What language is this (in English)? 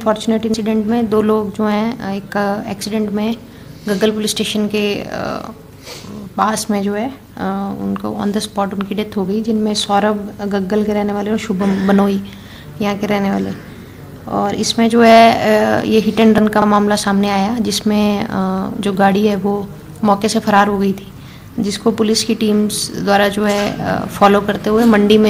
Hindi